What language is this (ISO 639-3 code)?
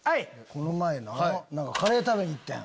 jpn